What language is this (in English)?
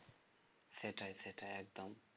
Bangla